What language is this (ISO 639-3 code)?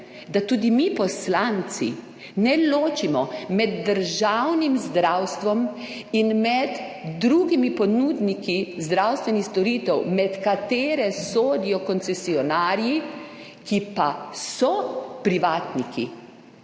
slv